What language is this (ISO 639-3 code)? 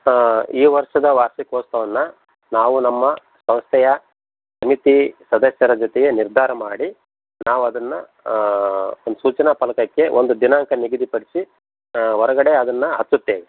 kan